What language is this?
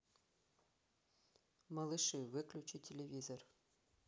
Russian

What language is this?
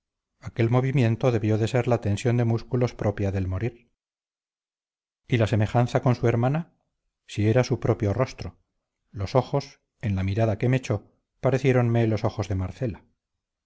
Spanish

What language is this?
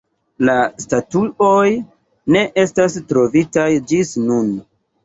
Esperanto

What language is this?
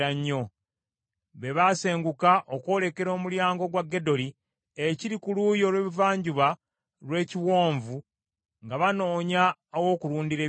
Ganda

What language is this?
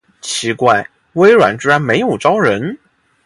Chinese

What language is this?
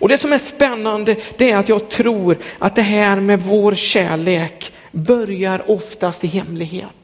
Swedish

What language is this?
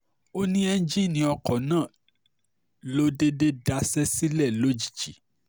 Yoruba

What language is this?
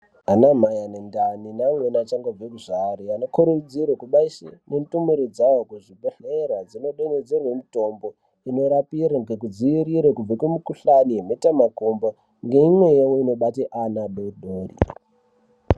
Ndau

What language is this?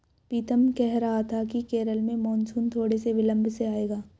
Hindi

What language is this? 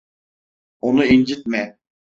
Turkish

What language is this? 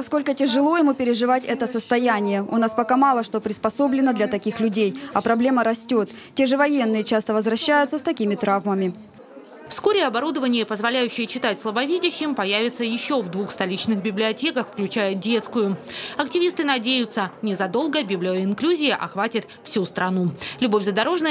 Russian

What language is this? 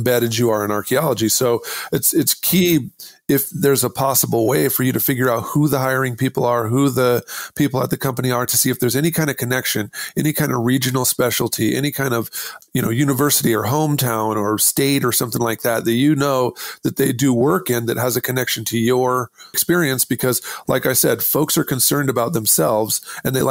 English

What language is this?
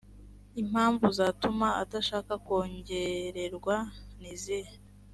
Kinyarwanda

